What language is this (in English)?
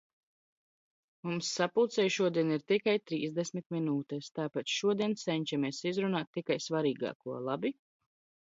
Latvian